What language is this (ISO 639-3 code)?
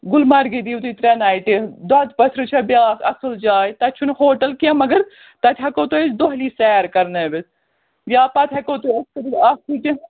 kas